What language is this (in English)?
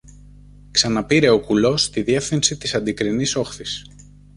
Greek